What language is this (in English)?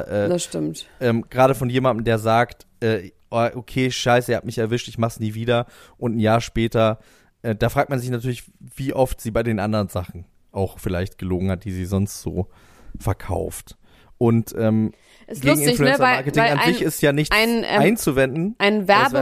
German